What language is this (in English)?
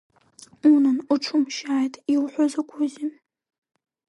Abkhazian